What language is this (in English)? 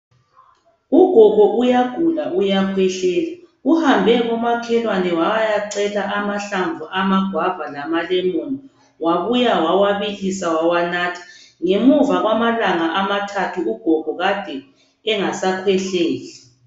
North Ndebele